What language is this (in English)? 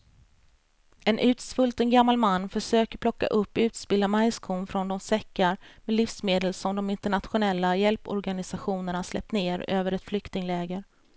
Swedish